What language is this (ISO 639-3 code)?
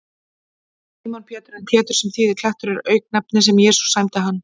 isl